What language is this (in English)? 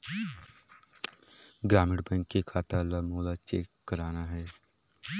Chhattisgarhi